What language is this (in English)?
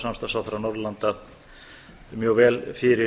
Icelandic